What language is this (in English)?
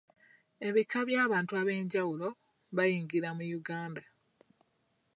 Ganda